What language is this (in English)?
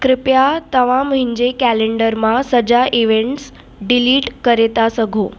Sindhi